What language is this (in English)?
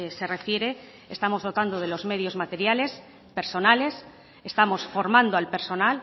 Spanish